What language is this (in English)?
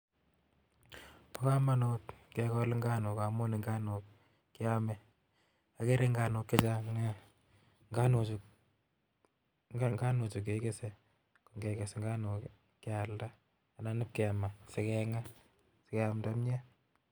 Kalenjin